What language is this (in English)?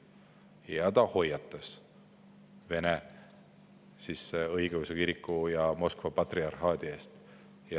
Estonian